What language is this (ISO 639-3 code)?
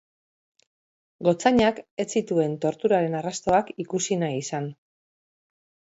eus